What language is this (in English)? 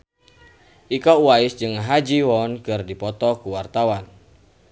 Sundanese